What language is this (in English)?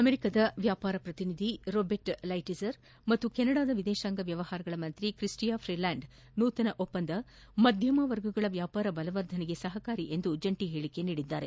Kannada